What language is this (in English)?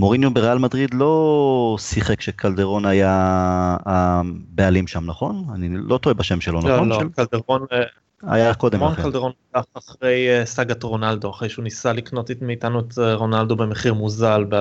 Hebrew